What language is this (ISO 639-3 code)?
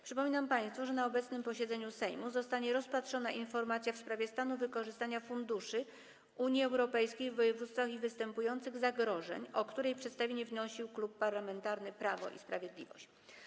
pol